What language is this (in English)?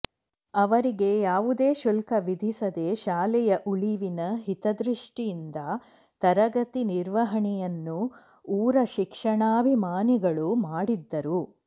Kannada